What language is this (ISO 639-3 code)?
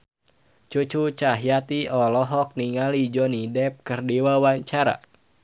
sun